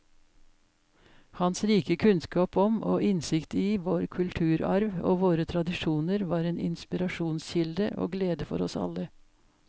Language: Norwegian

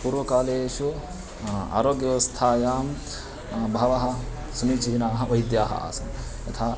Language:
Sanskrit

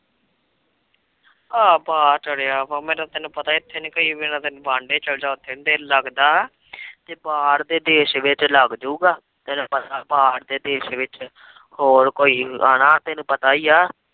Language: Punjabi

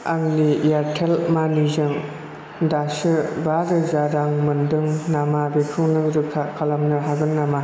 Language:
Bodo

